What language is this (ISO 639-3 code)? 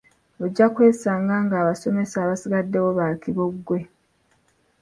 lug